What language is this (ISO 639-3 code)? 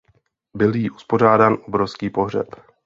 ces